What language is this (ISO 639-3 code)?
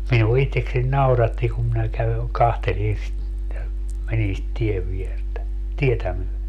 fin